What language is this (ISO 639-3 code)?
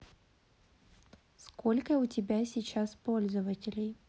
rus